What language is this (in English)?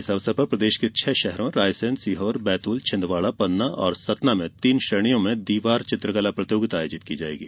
Hindi